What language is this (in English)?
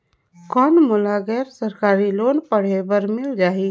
Chhattisgarhi